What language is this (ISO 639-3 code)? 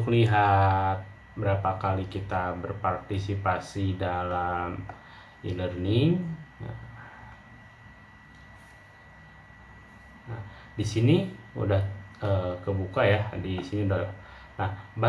ind